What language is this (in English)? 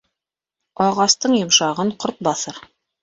Bashkir